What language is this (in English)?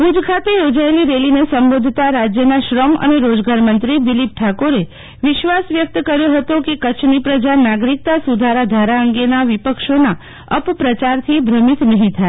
Gujarati